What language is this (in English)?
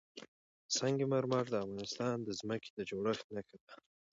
Pashto